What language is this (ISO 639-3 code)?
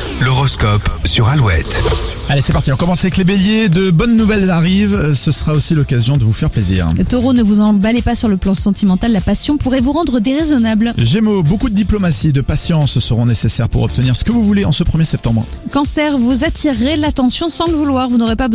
fra